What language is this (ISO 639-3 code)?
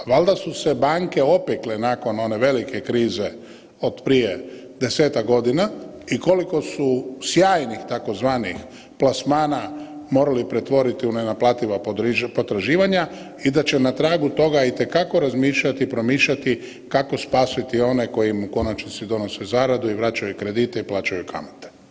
hrv